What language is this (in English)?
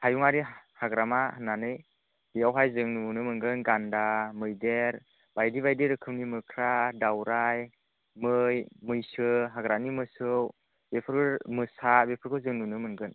Bodo